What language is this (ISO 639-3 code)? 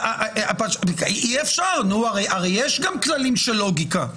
heb